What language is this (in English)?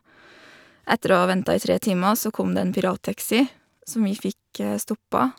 Norwegian